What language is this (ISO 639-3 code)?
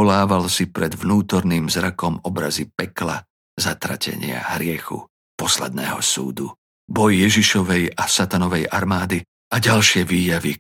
slk